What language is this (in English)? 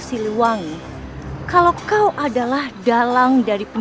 Indonesian